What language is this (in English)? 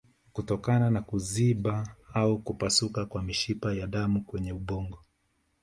Swahili